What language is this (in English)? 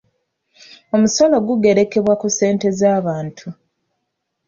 Ganda